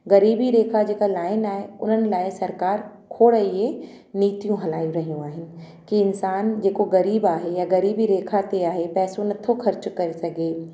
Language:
Sindhi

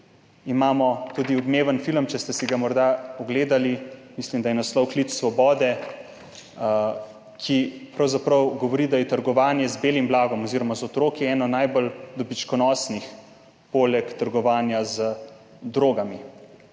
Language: Slovenian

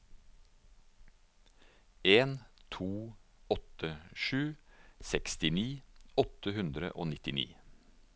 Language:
Norwegian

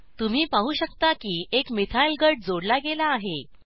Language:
Marathi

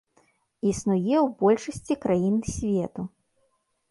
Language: Belarusian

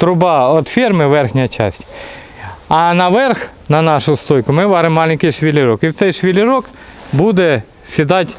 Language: Russian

